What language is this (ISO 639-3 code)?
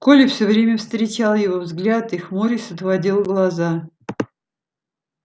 rus